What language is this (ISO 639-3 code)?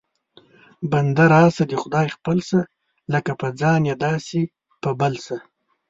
pus